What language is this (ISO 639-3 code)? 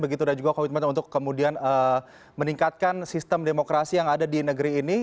ind